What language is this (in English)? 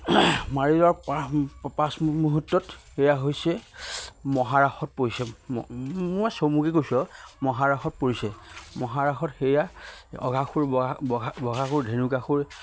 Assamese